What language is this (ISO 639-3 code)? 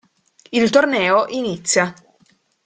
ita